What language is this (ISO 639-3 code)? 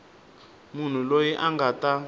tso